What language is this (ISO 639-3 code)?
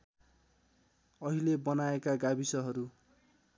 nep